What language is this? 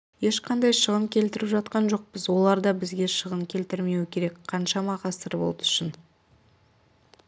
Kazakh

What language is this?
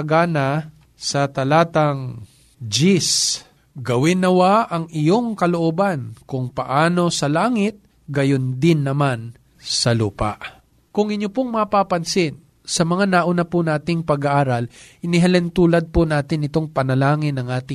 Filipino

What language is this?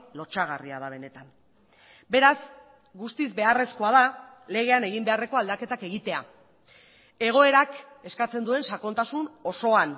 Basque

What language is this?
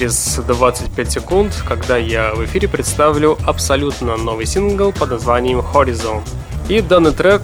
Russian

